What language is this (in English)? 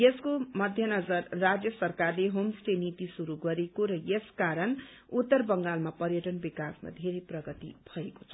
Nepali